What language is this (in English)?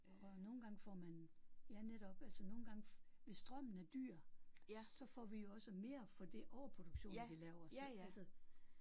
Danish